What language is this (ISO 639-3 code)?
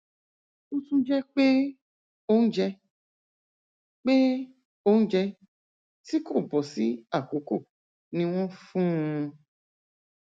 yor